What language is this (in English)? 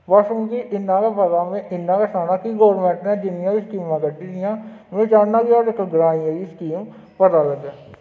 Dogri